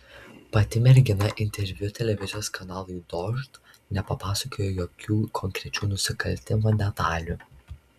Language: Lithuanian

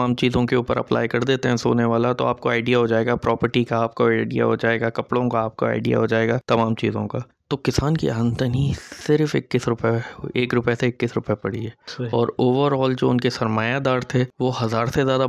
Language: Urdu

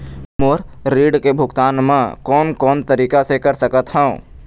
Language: Chhattisgarhi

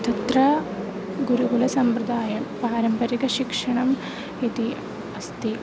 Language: Sanskrit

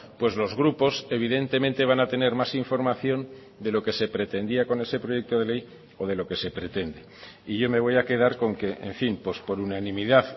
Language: Spanish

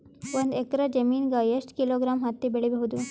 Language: Kannada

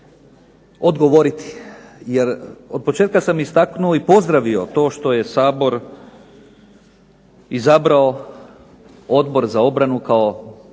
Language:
Croatian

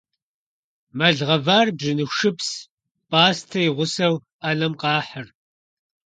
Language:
Kabardian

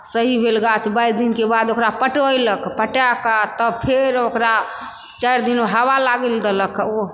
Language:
Maithili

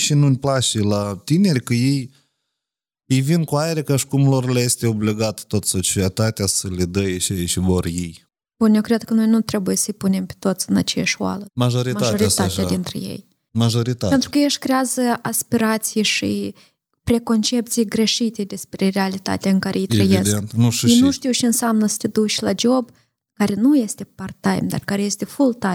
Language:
Romanian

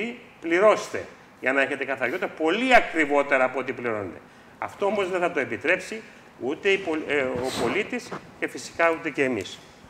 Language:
Greek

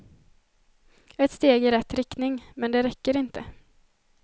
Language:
Swedish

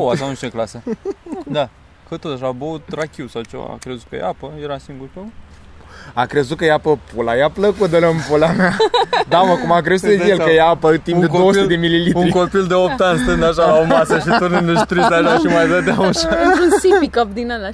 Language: Romanian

